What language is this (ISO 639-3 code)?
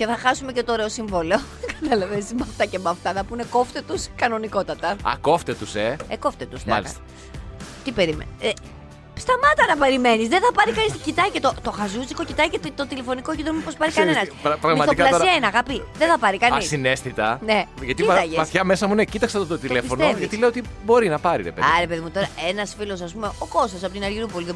ell